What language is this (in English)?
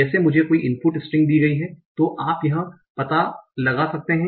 Hindi